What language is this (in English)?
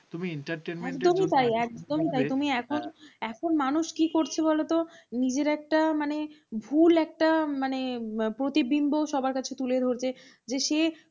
Bangla